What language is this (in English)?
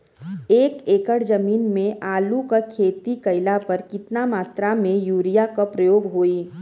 Bhojpuri